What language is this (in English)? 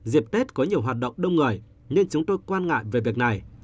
Vietnamese